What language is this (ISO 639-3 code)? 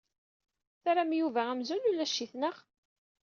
kab